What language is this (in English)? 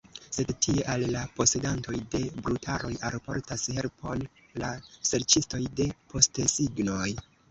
Esperanto